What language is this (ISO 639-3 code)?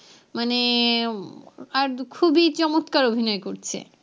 ben